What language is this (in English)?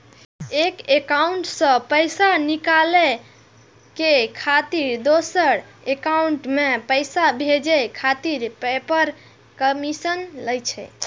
Maithili